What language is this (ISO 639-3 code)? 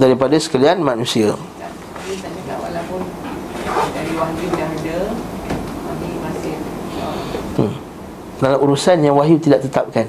msa